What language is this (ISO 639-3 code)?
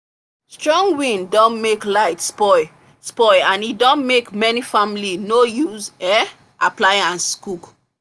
pcm